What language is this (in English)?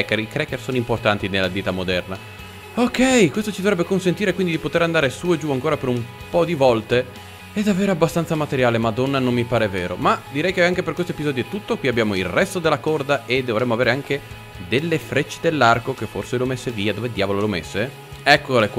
Italian